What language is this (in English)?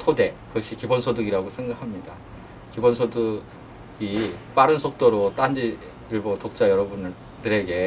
Korean